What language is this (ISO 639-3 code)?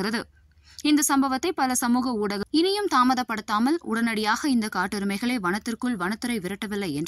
ara